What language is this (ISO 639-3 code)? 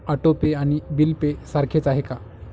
mar